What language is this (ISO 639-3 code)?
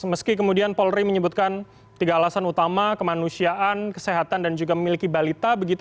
ind